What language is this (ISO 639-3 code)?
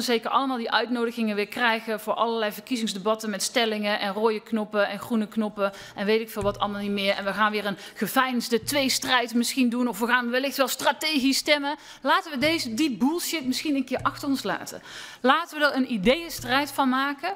nld